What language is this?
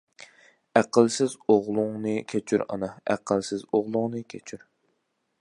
Uyghur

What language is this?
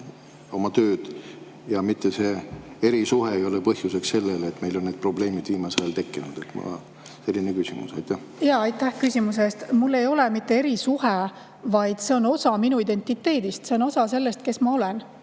Estonian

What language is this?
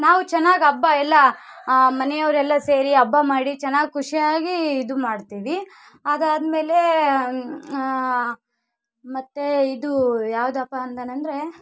Kannada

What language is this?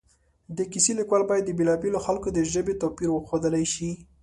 Pashto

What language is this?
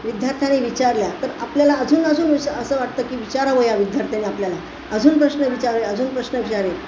Marathi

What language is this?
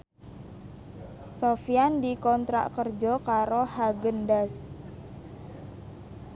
Javanese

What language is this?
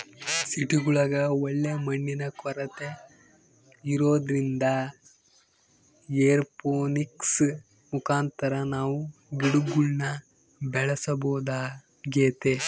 Kannada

